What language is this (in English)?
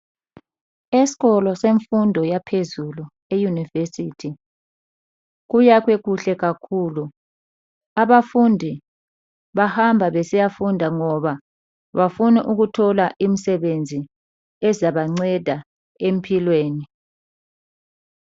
North Ndebele